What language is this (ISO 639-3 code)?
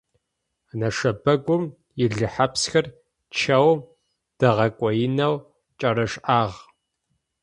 ady